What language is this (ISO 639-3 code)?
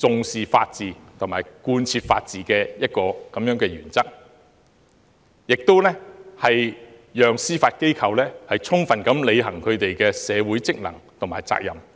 yue